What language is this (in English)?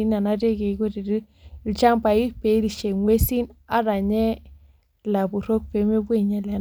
Masai